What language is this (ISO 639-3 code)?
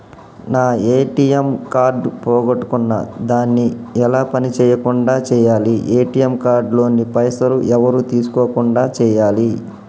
tel